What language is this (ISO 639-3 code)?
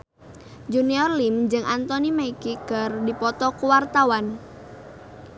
sun